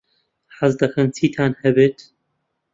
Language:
Central Kurdish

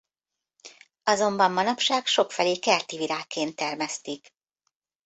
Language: Hungarian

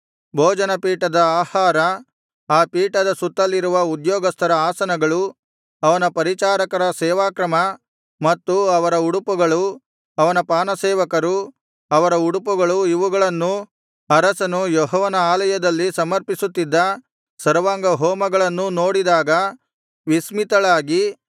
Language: Kannada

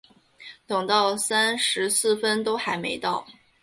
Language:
Chinese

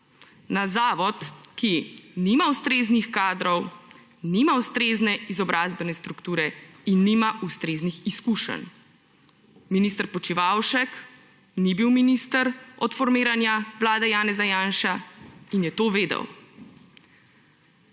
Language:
Slovenian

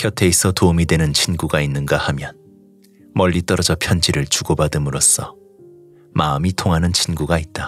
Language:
Korean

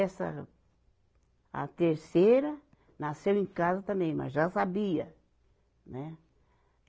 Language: Portuguese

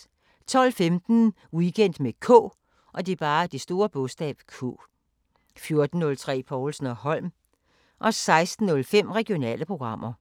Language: Danish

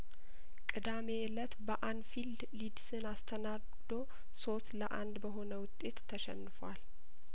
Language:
Amharic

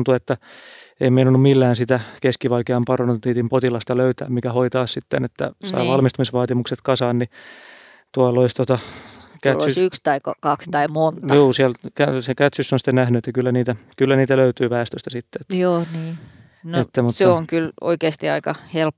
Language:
Finnish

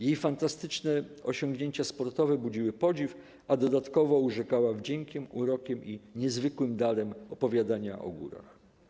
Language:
Polish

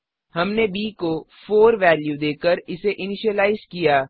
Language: Hindi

